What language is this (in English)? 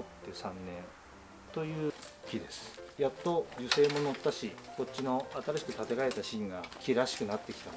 Japanese